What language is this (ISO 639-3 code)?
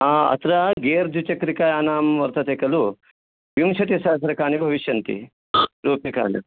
san